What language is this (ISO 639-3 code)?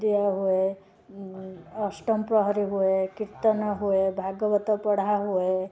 ori